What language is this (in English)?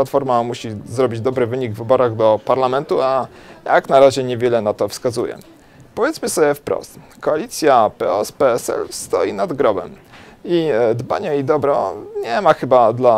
Polish